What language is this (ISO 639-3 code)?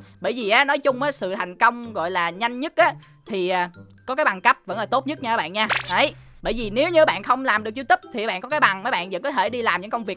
vie